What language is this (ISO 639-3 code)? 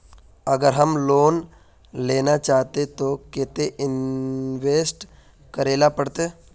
mag